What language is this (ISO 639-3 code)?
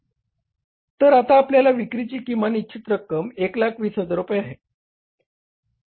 mar